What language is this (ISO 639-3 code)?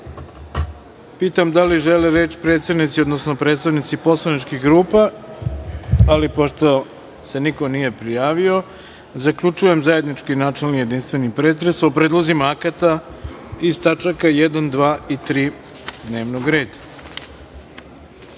srp